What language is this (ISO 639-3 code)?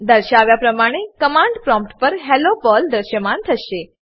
guj